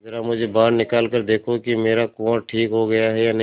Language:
Hindi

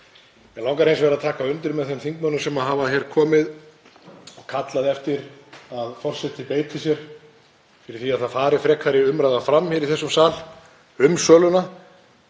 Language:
Icelandic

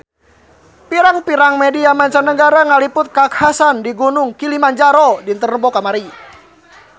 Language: Sundanese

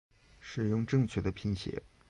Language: Chinese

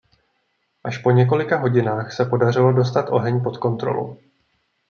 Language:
Czech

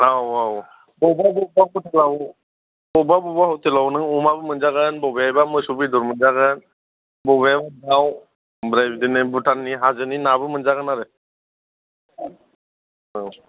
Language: Bodo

